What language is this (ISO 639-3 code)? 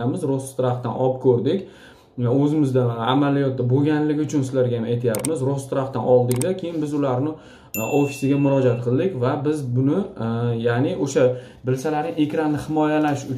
tur